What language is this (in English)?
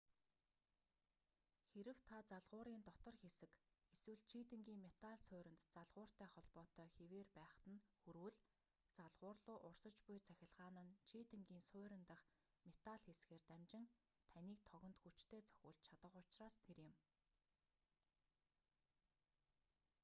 Mongolian